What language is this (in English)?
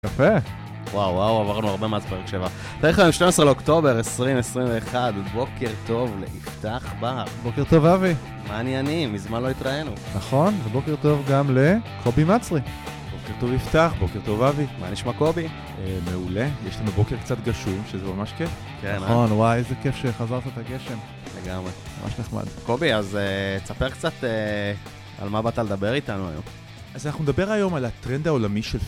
Hebrew